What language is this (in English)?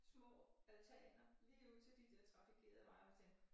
Danish